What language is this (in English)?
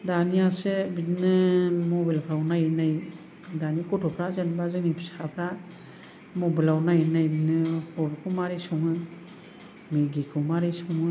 Bodo